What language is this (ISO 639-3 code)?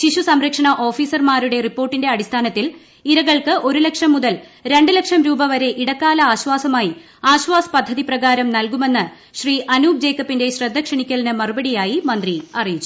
mal